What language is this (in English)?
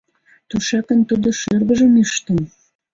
Mari